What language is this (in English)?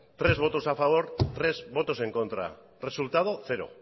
Spanish